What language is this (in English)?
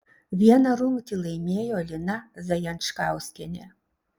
Lithuanian